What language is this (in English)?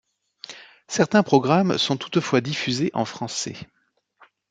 French